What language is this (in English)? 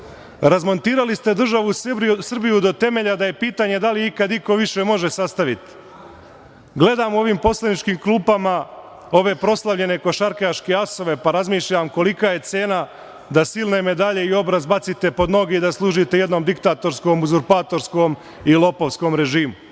Serbian